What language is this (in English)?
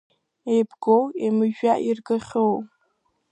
Abkhazian